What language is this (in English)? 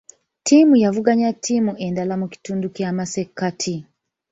Ganda